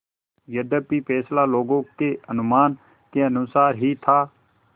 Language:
Hindi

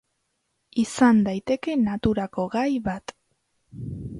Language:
Basque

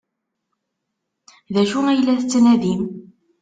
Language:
Kabyle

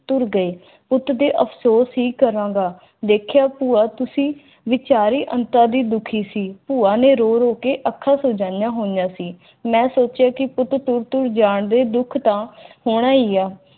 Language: Punjabi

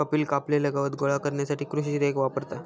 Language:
Marathi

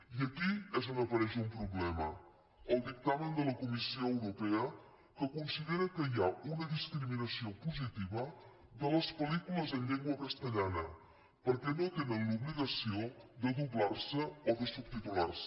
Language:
Catalan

